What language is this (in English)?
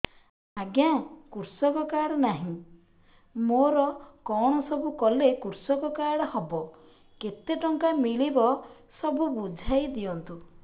Odia